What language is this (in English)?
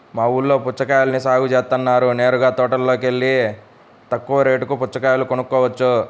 Telugu